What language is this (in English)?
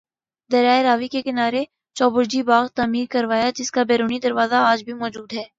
Urdu